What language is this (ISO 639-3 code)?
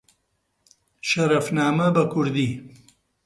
ckb